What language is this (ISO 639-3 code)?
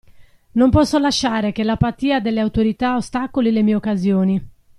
ita